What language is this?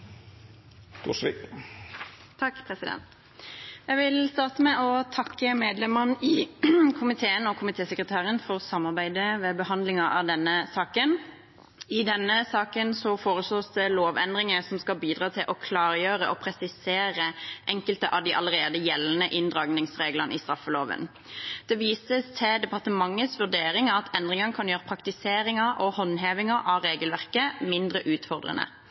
Norwegian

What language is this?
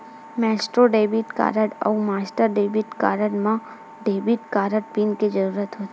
Chhattisgarhi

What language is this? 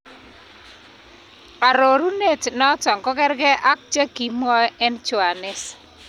Kalenjin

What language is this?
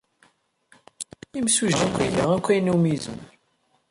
Kabyle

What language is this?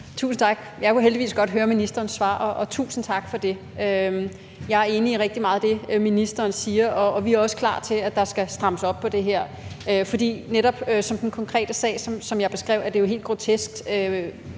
Danish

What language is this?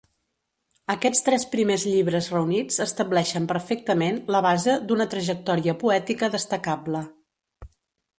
Catalan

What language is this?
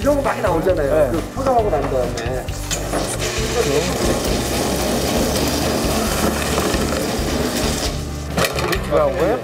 Korean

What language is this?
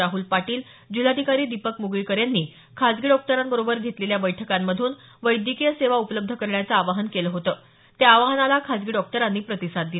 Marathi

